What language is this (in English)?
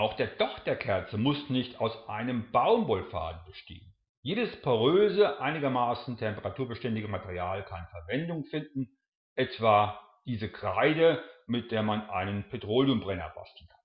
German